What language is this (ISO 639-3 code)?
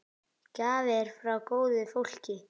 isl